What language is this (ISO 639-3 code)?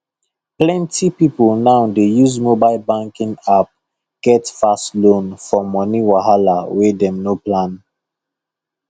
pcm